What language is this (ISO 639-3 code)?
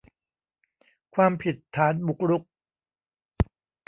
tha